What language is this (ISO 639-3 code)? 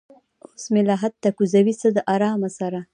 pus